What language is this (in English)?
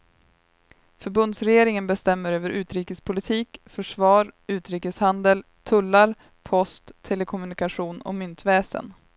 Swedish